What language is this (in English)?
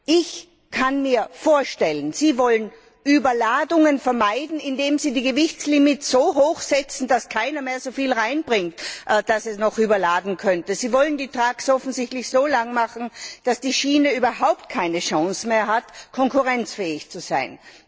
German